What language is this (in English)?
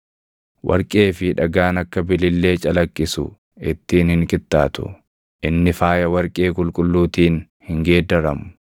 Oromo